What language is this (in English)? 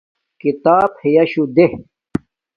Domaaki